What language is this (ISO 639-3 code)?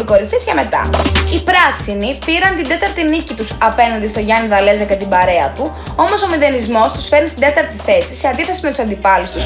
ell